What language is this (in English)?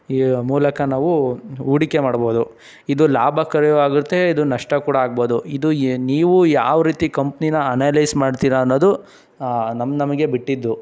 Kannada